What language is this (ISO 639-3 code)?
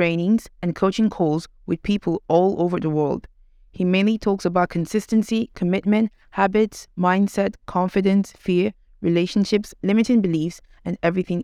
eng